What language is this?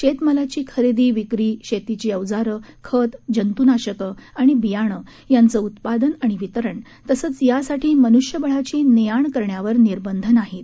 Marathi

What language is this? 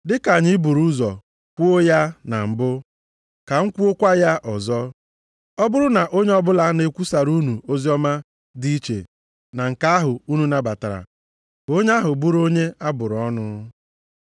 Igbo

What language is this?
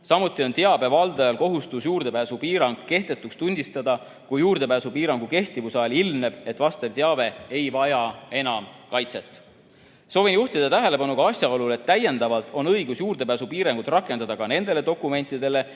Estonian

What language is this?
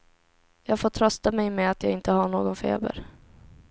Swedish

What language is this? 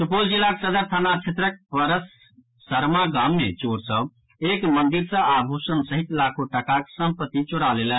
Maithili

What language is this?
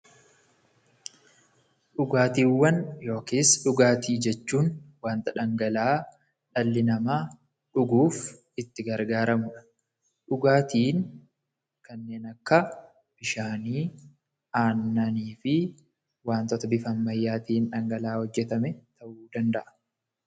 Oromo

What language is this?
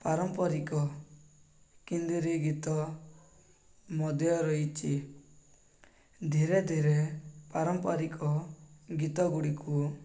Odia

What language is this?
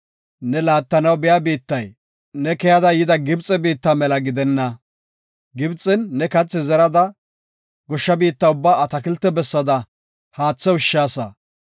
Gofa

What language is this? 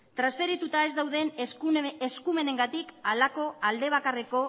Basque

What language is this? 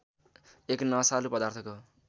Nepali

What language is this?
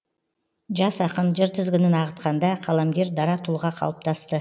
Kazakh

